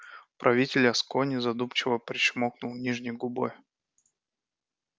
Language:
Russian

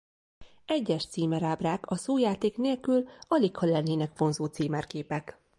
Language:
Hungarian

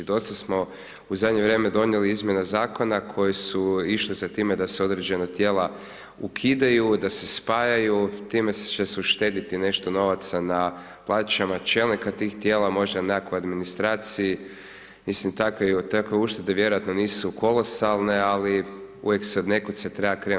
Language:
Croatian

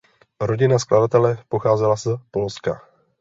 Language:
Czech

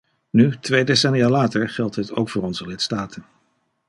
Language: Dutch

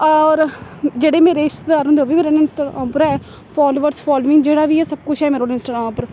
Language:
Dogri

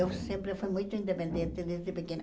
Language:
Portuguese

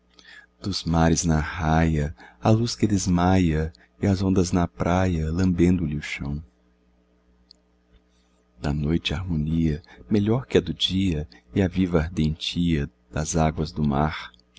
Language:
Portuguese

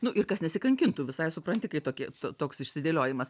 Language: Lithuanian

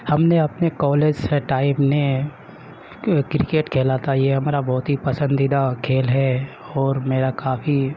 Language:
Urdu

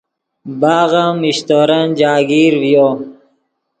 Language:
Yidgha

